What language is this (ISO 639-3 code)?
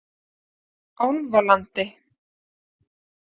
isl